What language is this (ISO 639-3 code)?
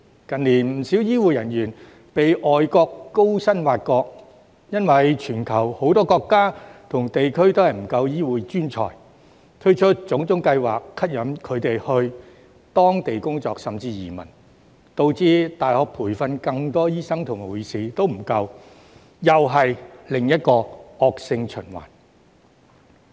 yue